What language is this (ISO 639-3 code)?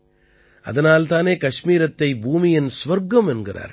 tam